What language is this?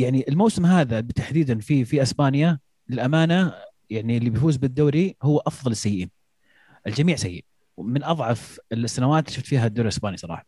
Arabic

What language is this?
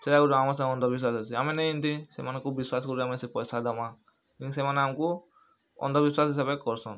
Odia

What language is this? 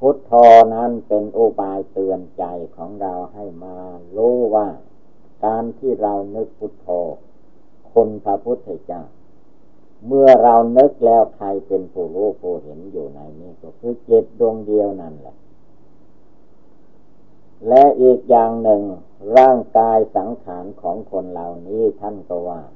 Thai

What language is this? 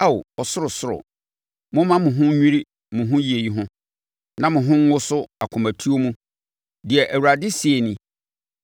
Akan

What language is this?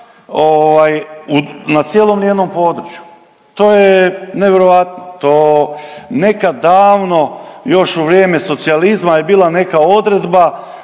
Croatian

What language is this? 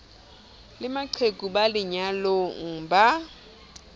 Southern Sotho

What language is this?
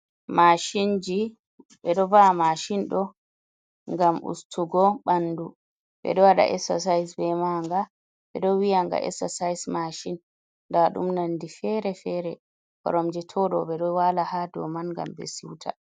Fula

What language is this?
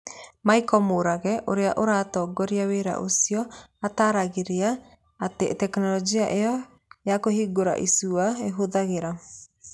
Kikuyu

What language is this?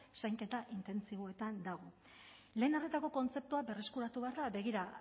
Basque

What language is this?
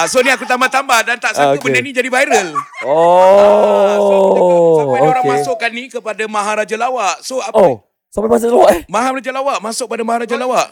Malay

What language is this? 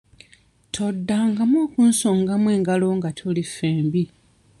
Ganda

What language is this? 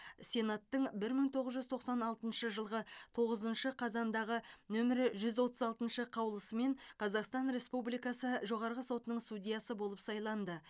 Kazakh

